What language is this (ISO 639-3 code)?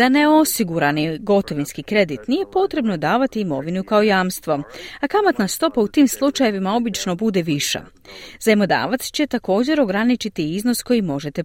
hrv